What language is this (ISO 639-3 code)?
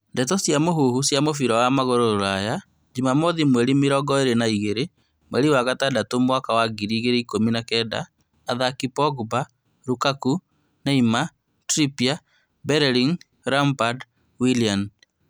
kik